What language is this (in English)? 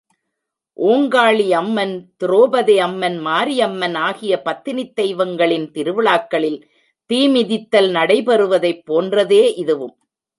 Tamil